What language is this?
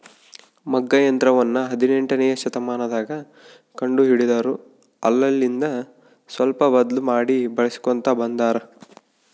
Kannada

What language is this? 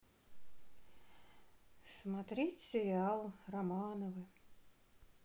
Russian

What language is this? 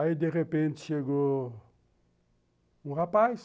Portuguese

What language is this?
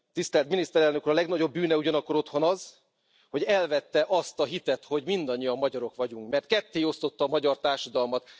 Hungarian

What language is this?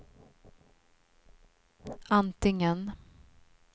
Swedish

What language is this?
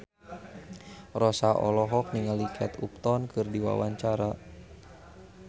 Sundanese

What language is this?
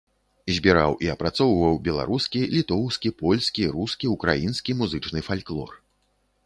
Belarusian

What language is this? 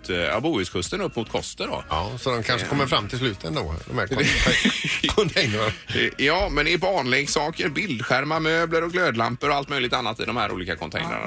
Swedish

